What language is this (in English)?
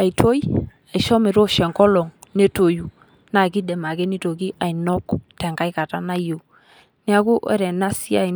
Masai